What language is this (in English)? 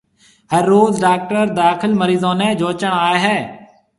Marwari (Pakistan)